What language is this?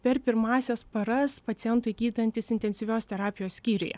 Lithuanian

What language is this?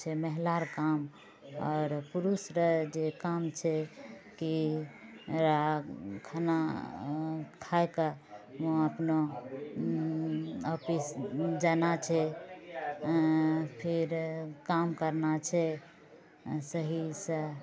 Maithili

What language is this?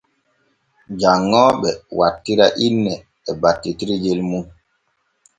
Borgu Fulfulde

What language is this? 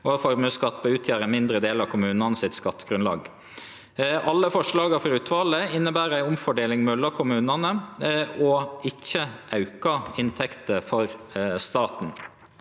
Norwegian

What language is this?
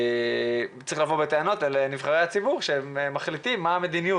Hebrew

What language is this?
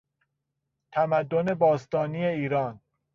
Persian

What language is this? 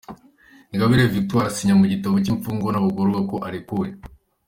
Kinyarwanda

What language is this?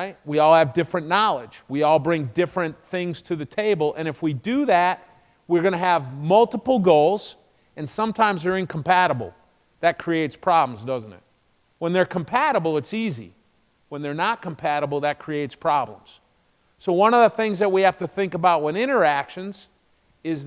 English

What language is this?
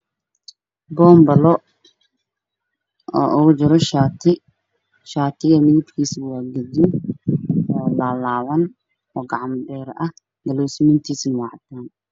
Somali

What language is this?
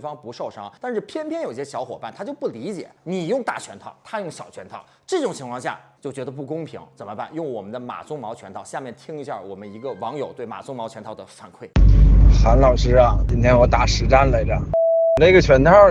Chinese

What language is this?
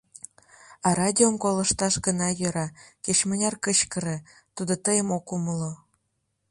Mari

